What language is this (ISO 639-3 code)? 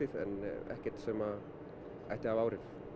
isl